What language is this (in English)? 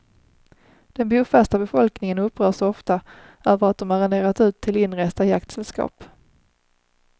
Swedish